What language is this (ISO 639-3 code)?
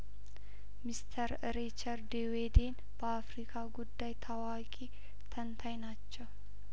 amh